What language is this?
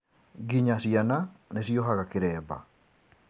Kikuyu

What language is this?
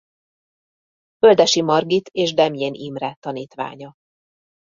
Hungarian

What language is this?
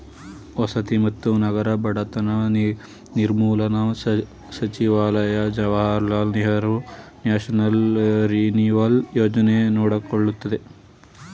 Kannada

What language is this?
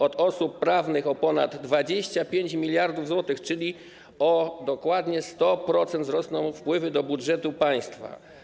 Polish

